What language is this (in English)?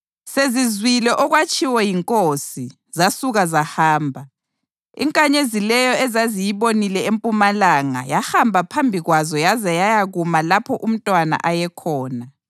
North Ndebele